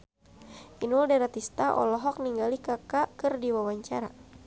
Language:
Sundanese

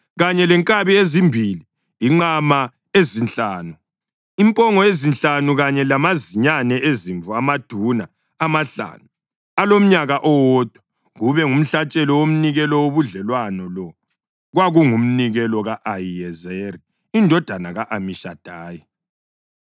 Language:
North Ndebele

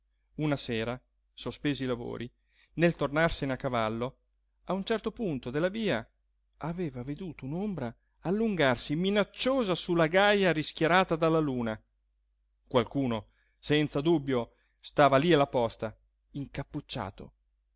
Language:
Italian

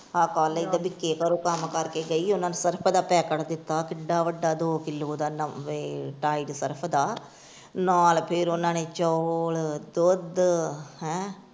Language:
Punjabi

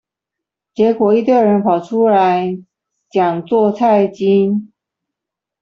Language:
Chinese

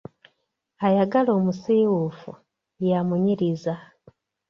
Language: Ganda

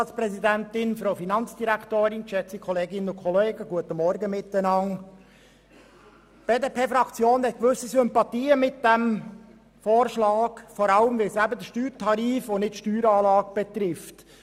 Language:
Swiss German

